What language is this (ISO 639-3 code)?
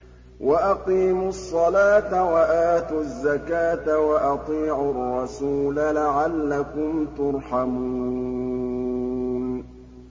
ara